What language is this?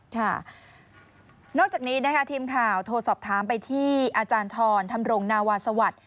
Thai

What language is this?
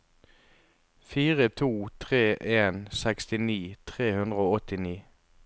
Norwegian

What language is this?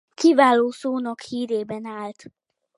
Hungarian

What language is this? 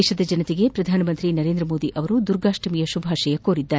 Kannada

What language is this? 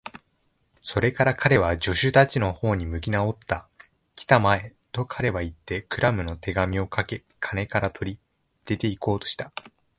Japanese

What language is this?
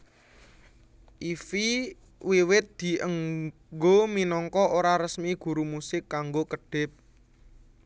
Javanese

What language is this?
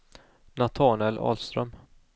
Swedish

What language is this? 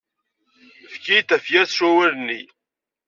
Kabyle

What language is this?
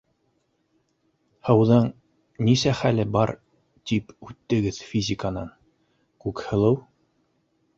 Bashkir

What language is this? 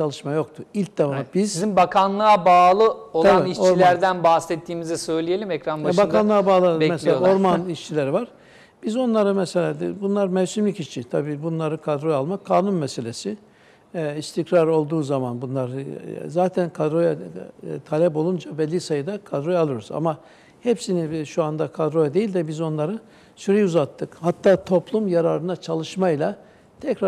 Turkish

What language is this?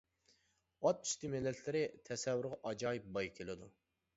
Uyghur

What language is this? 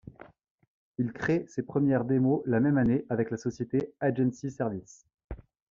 French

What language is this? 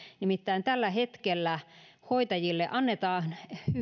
Finnish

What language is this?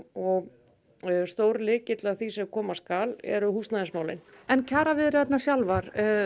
Icelandic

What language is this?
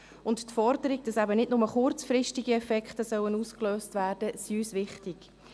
Swiss German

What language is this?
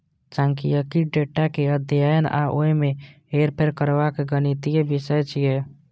Maithili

